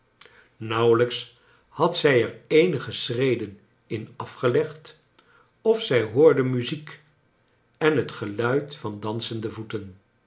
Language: Dutch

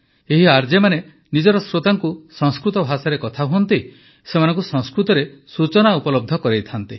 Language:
Odia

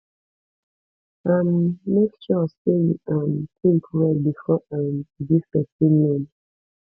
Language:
Nigerian Pidgin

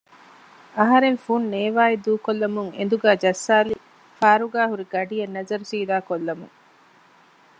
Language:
Divehi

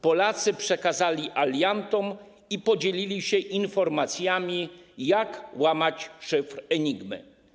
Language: Polish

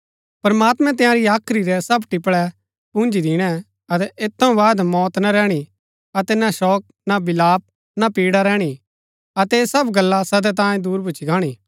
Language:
Gaddi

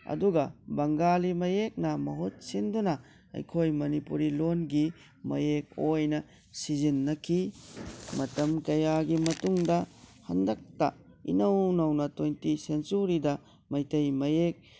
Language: Manipuri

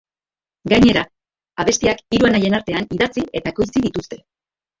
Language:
Basque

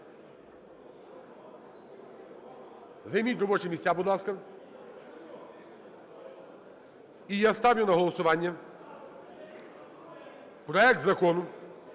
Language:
Ukrainian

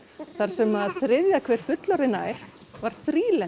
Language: Icelandic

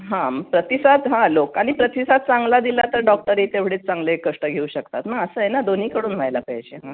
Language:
Marathi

